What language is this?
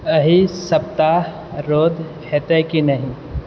Maithili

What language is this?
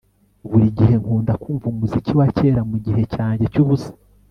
Kinyarwanda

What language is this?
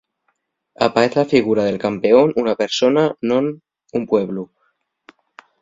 Asturian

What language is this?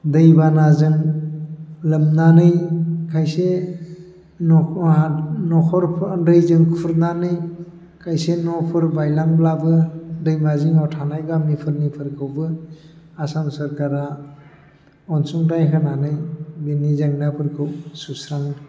Bodo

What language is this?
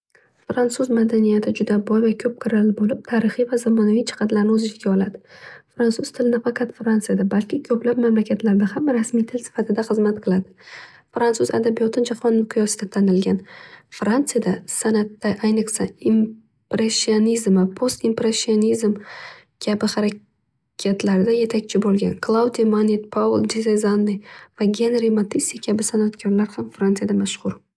Uzbek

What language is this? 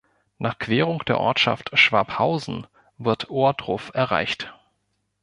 German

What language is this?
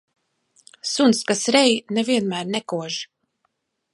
Latvian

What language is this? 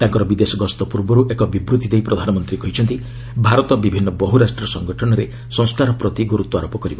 Odia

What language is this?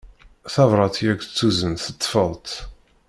Kabyle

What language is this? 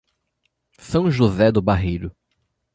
Portuguese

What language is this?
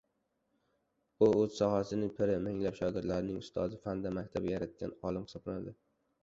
Uzbek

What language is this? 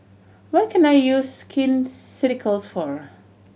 English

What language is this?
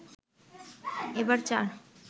Bangla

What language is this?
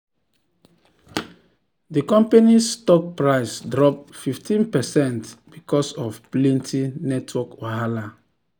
Nigerian Pidgin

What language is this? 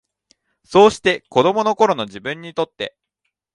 Japanese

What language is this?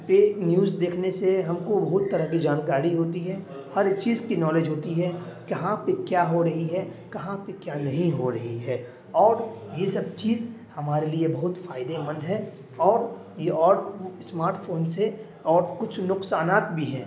Urdu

